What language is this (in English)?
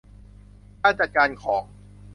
Thai